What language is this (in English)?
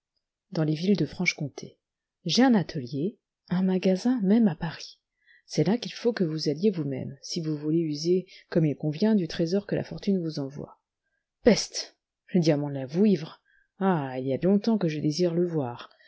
French